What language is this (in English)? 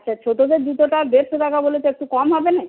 Bangla